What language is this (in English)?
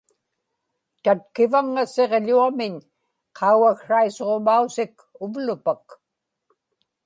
Inupiaq